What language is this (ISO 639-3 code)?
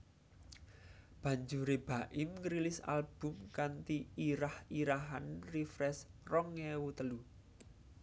jav